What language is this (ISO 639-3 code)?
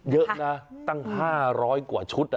tha